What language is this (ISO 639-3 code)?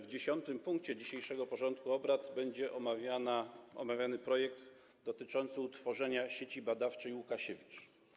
pol